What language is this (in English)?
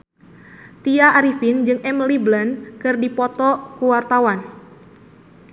Sundanese